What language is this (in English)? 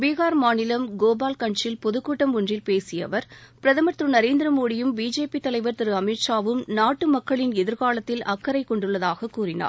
Tamil